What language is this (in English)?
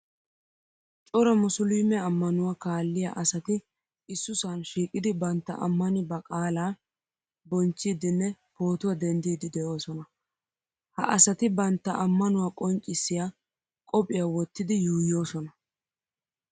Wolaytta